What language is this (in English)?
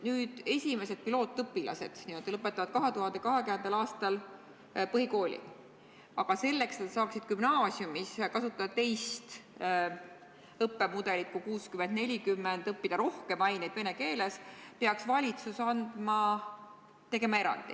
Estonian